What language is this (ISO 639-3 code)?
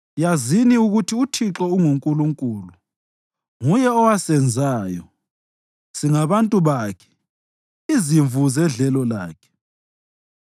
nde